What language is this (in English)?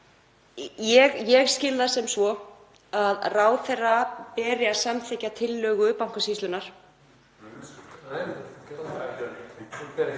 Icelandic